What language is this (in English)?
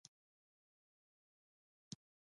Pashto